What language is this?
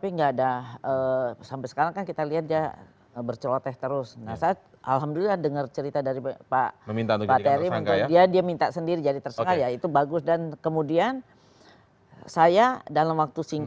Indonesian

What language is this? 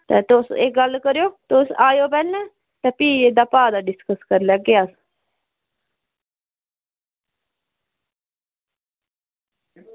Dogri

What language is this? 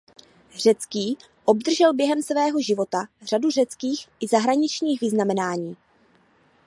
Czech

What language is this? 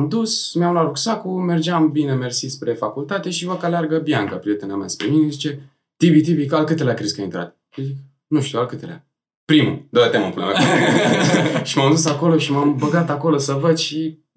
Romanian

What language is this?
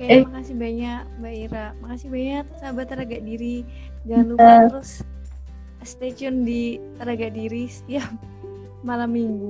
Indonesian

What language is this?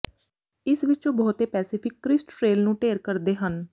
Punjabi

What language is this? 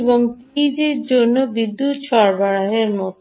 Bangla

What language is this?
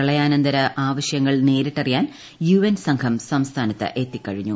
Malayalam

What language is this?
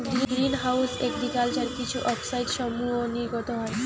Bangla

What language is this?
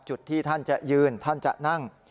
Thai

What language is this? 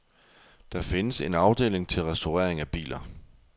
Danish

